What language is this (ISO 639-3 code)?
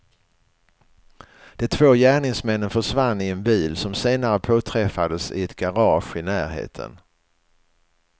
swe